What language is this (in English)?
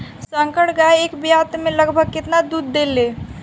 Bhojpuri